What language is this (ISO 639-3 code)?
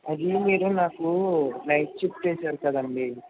tel